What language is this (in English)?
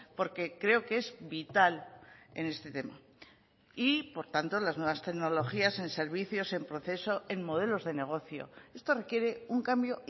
Spanish